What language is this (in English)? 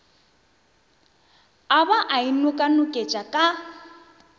Northern Sotho